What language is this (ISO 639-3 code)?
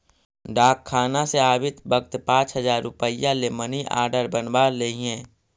mag